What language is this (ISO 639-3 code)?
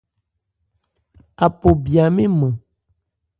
ebr